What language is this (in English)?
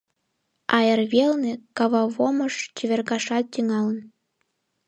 Mari